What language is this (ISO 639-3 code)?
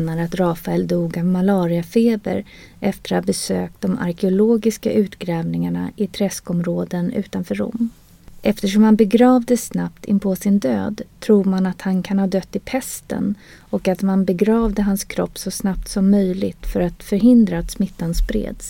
swe